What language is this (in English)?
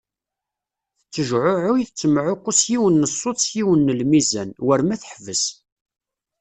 Kabyle